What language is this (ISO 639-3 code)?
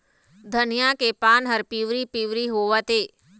hne